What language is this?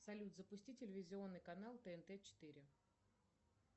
Russian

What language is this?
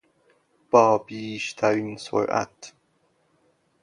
Persian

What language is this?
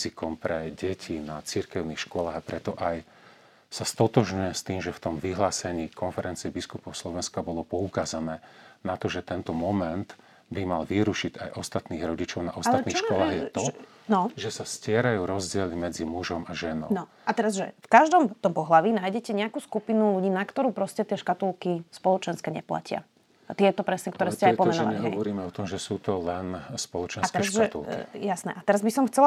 Slovak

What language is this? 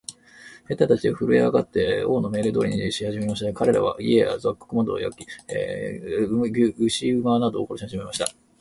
Japanese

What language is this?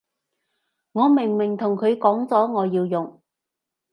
Cantonese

